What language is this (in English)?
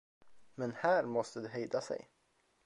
Swedish